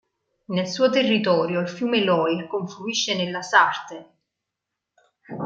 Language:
Italian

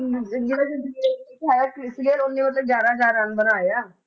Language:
Punjabi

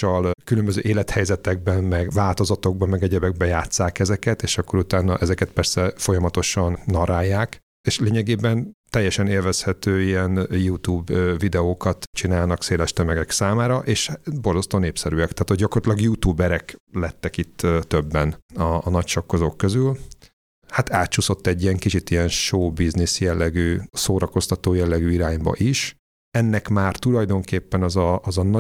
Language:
Hungarian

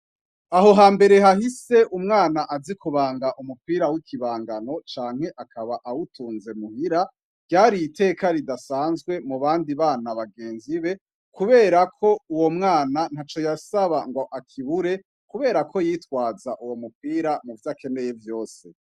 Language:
Rundi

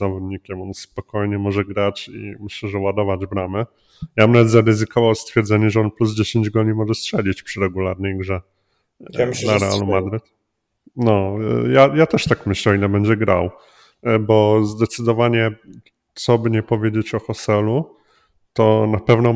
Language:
Polish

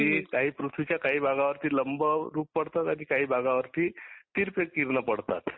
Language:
Marathi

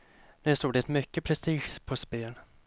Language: Swedish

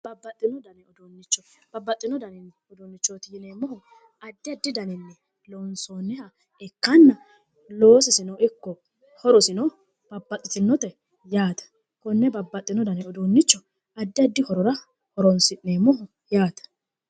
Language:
Sidamo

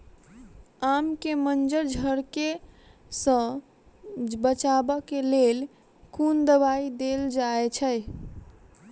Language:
Maithili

